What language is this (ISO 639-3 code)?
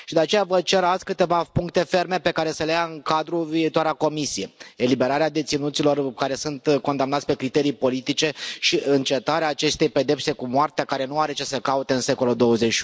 ron